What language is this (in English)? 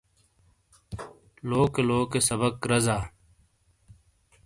Shina